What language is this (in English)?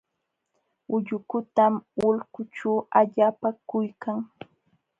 Jauja Wanca Quechua